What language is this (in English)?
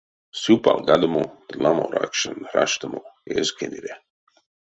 Erzya